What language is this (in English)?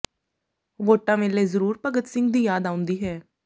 Punjabi